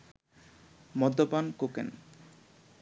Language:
Bangla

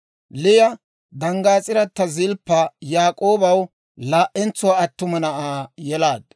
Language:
Dawro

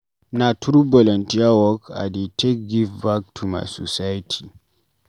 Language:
Nigerian Pidgin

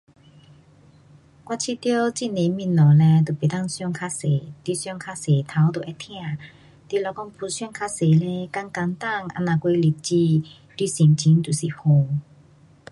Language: Pu-Xian Chinese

